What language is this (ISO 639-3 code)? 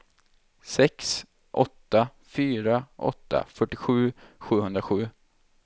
swe